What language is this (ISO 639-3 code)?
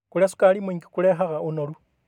kik